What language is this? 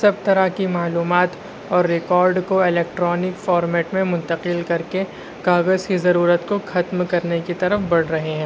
Urdu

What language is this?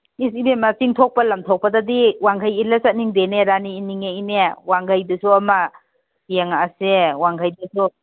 Manipuri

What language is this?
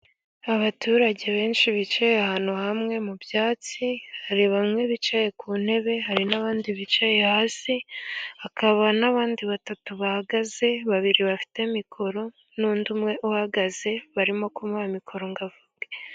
Kinyarwanda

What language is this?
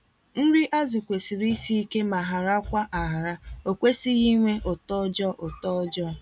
Igbo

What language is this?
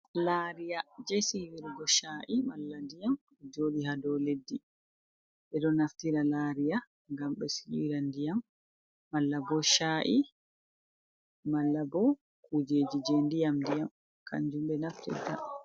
Fula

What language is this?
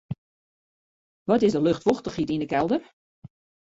Western Frisian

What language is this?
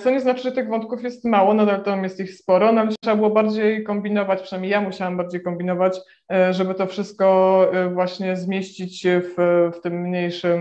Polish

